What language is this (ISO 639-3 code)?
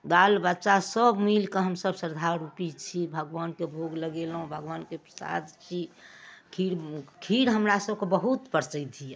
mai